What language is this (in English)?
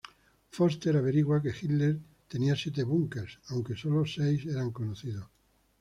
Spanish